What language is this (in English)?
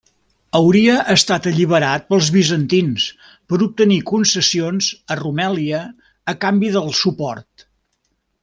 Catalan